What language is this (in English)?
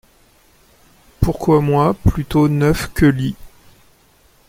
French